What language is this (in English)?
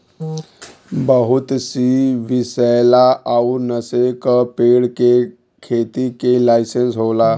Bhojpuri